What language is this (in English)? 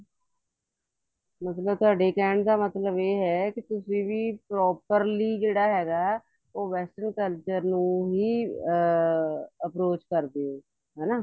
Punjabi